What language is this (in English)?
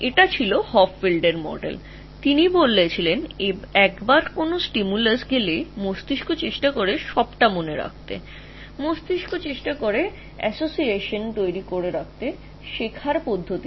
Bangla